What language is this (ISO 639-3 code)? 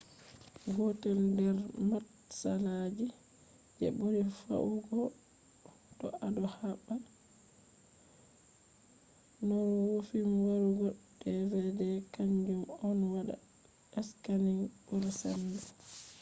ful